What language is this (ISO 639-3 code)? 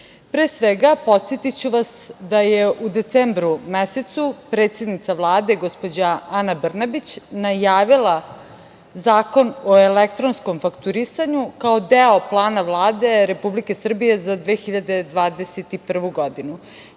srp